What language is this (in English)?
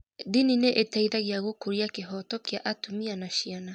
Kikuyu